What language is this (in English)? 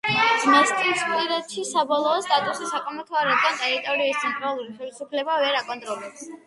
Georgian